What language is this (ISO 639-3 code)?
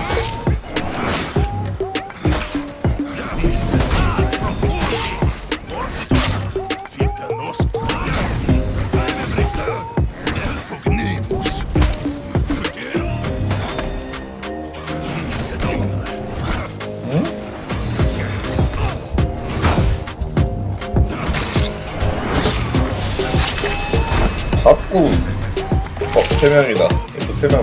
kor